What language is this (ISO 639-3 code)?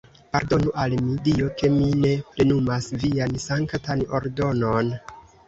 epo